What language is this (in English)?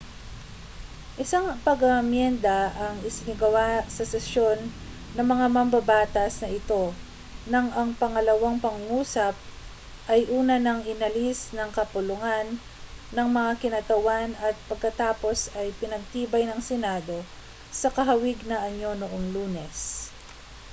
Filipino